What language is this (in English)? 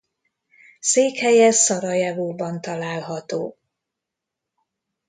Hungarian